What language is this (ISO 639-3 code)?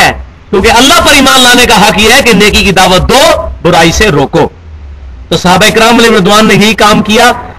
urd